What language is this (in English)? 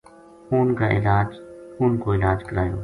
Gujari